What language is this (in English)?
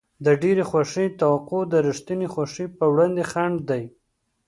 Pashto